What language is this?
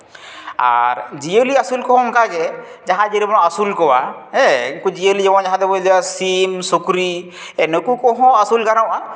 Santali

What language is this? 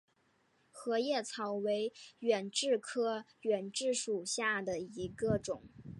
Chinese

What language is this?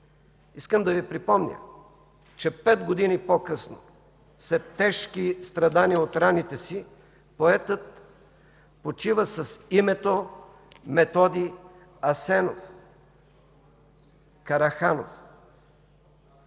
Bulgarian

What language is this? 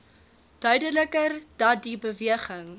Afrikaans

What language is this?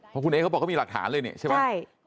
Thai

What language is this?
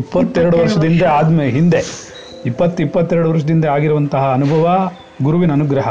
Kannada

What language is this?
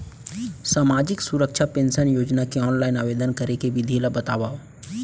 Chhattisgarhi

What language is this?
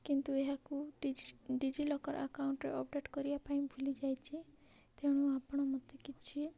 Odia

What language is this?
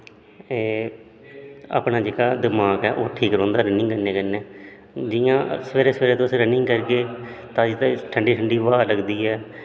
Dogri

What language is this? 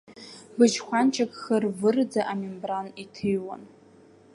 Abkhazian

